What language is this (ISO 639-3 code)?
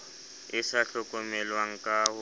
sot